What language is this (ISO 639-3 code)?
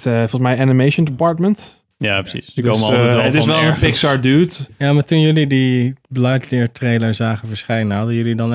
nld